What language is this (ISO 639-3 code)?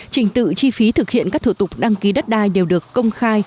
vie